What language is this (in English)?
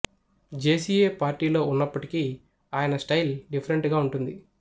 Telugu